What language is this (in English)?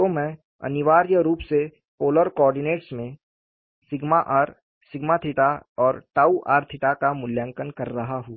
Hindi